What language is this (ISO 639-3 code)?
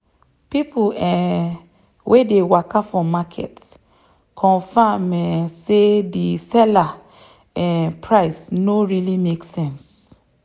pcm